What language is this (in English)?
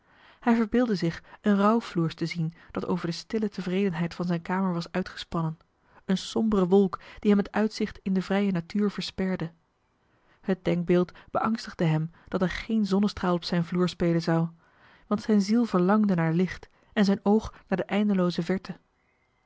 Dutch